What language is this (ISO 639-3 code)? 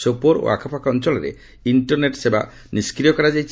ori